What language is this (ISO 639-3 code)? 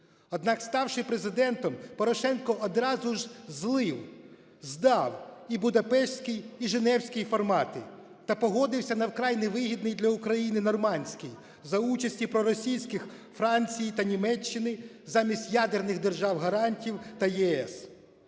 ukr